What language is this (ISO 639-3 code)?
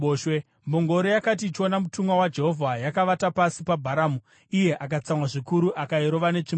sna